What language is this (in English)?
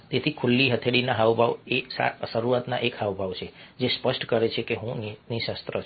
Gujarati